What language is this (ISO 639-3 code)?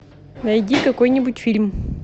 rus